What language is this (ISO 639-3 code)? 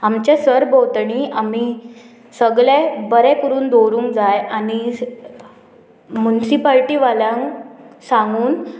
kok